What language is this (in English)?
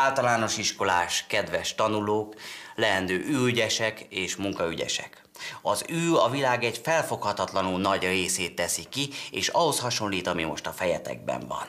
Hungarian